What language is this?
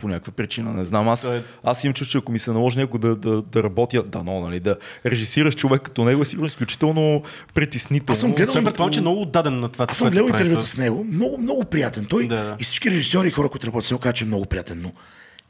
Bulgarian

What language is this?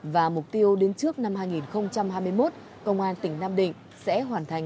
Vietnamese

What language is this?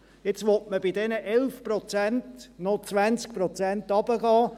Swiss German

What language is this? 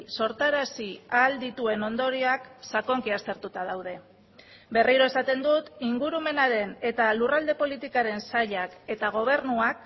Basque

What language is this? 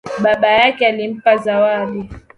Swahili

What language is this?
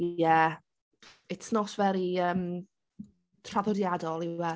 Welsh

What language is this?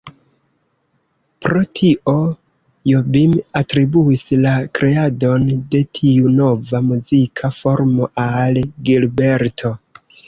Esperanto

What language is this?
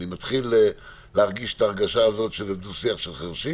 Hebrew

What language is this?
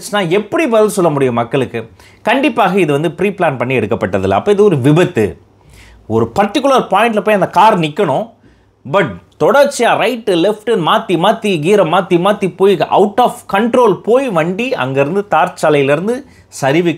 Tamil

